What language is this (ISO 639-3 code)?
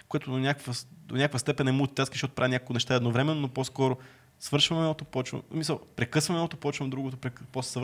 bul